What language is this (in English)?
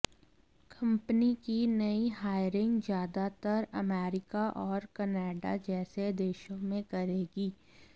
Hindi